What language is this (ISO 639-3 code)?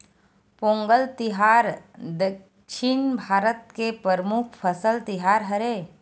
hne